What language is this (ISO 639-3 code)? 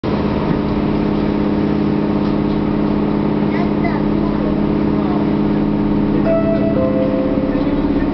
jpn